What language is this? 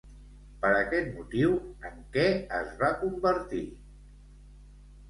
Catalan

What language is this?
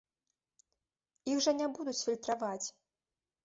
Belarusian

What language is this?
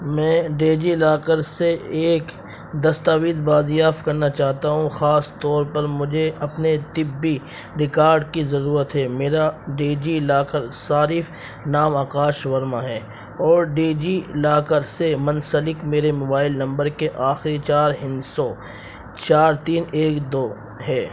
Urdu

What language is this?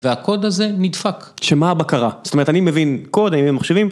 Hebrew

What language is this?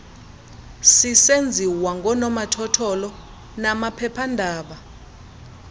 Xhosa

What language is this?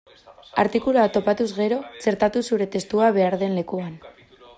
Basque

